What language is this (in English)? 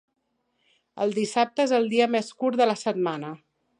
Catalan